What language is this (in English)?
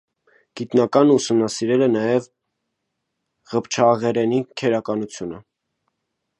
Armenian